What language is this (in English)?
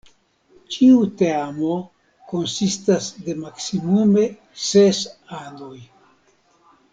Esperanto